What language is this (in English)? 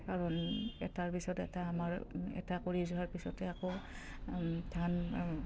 Assamese